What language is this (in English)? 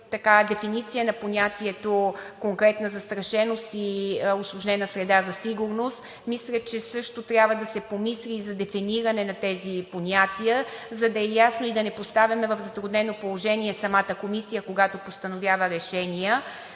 Bulgarian